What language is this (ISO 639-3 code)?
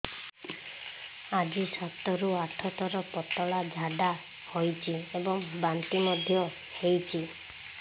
ori